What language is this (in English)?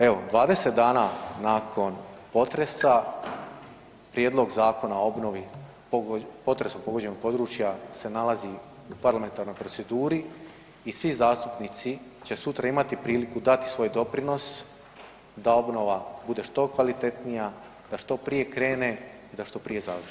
Croatian